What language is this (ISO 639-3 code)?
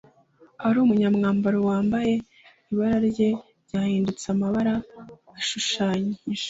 kin